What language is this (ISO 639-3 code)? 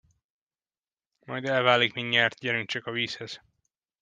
hun